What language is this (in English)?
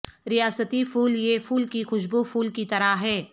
Urdu